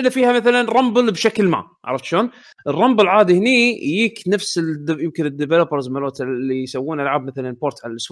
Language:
Arabic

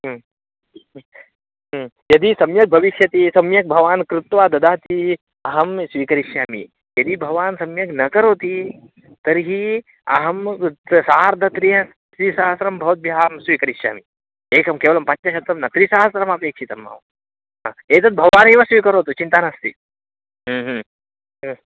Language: Sanskrit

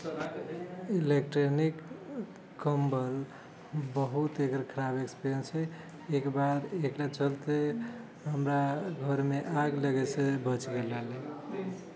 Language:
Maithili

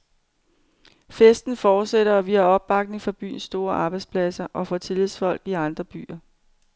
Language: Danish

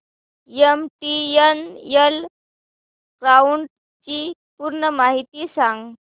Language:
Marathi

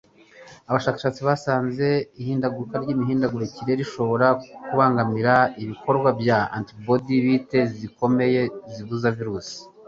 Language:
Kinyarwanda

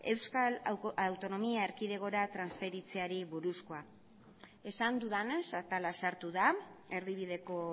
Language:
Basque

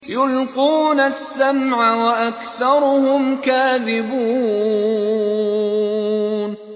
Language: Arabic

